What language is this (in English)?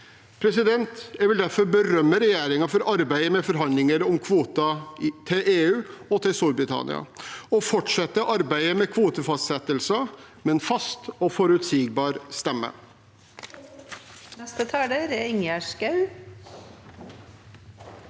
Norwegian